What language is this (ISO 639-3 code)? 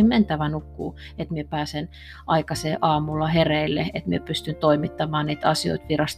fin